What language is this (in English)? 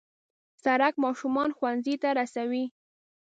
Pashto